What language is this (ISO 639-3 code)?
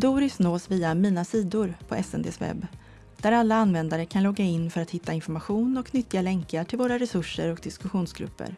swe